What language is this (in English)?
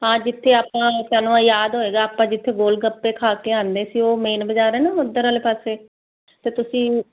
Punjabi